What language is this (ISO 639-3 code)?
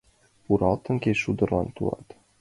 chm